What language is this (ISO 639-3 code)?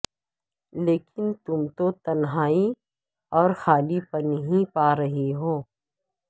urd